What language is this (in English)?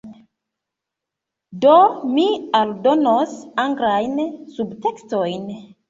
Esperanto